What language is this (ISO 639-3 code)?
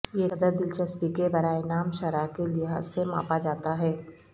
urd